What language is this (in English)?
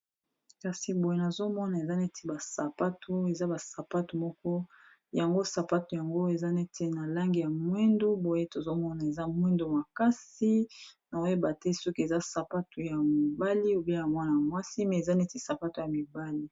Lingala